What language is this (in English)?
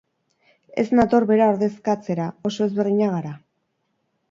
Basque